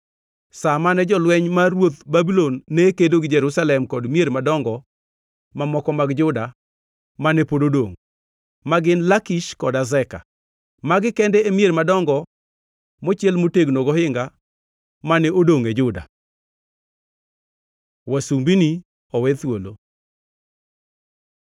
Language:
Luo (Kenya and Tanzania)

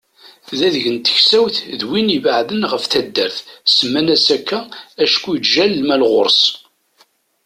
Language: Kabyle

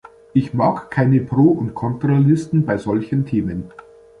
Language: German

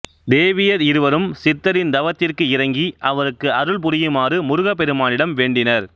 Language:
Tamil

